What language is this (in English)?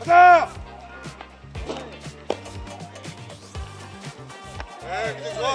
Korean